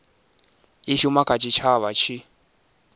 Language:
Venda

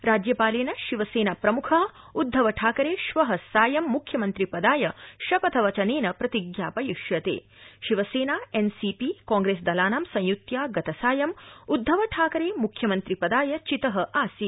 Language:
Sanskrit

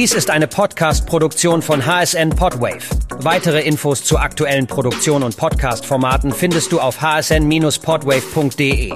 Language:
German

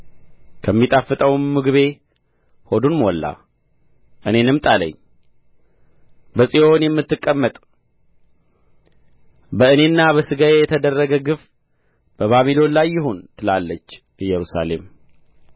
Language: Amharic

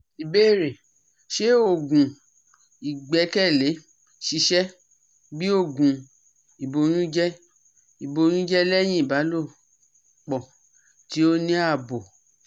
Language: Yoruba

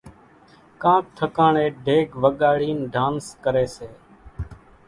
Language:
Kachi Koli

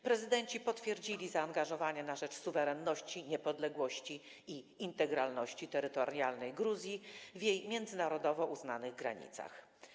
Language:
Polish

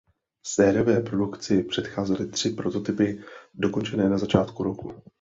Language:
Czech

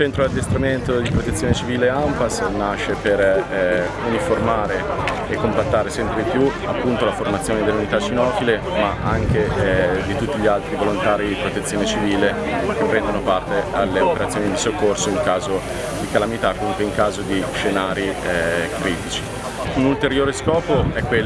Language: Italian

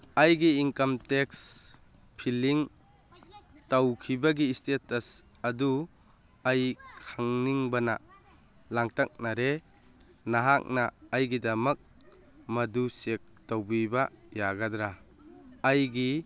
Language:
Manipuri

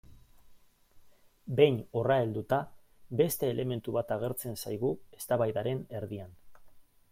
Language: Basque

